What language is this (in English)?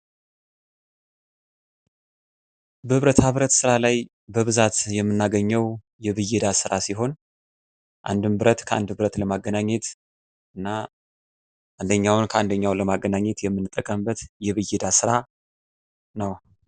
Amharic